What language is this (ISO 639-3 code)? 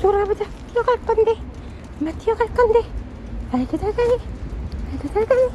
kor